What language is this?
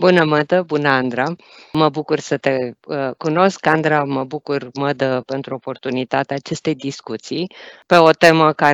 Romanian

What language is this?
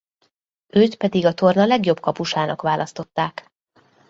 Hungarian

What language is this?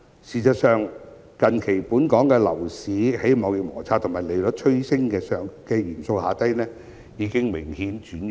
Cantonese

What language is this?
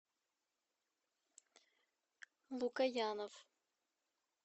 Russian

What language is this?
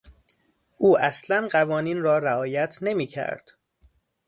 Persian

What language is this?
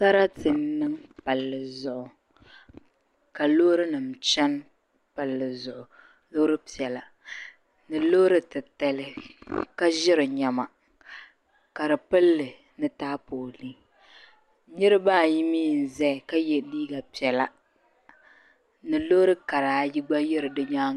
Dagbani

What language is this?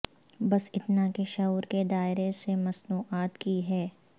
Urdu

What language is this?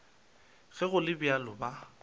Northern Sotho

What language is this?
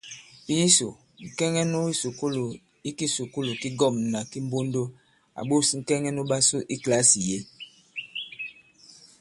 Bankon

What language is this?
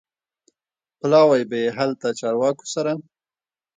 Pashto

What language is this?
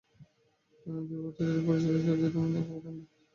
Bangla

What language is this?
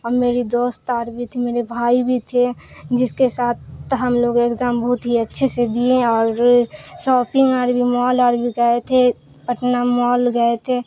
Urdu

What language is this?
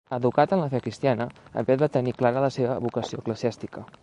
Catalan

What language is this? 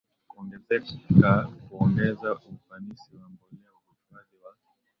Swahili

